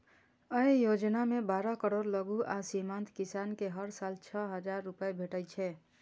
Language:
Maithili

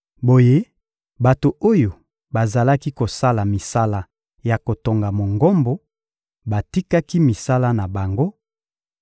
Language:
Lingala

